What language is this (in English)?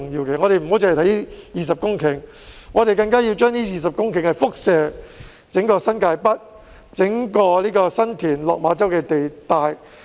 Cantonese